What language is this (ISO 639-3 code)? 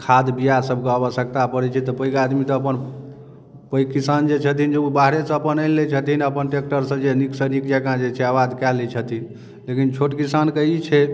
mai